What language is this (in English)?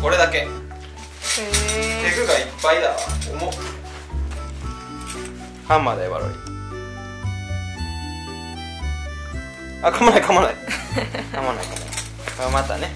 Japanese